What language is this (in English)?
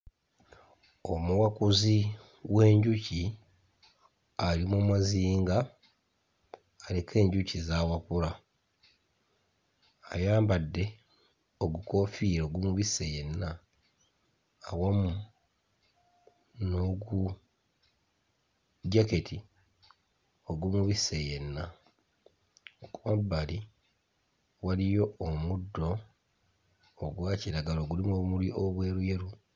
Ganda